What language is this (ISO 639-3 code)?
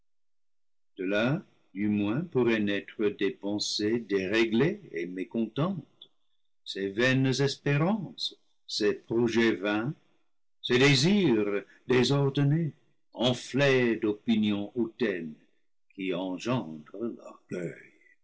fra